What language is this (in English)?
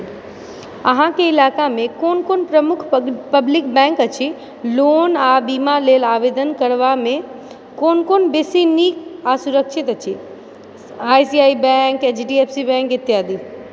Maithili